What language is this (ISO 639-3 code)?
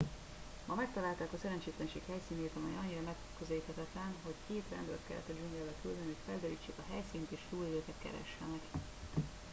hun